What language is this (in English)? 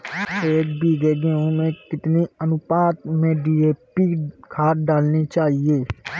Hindi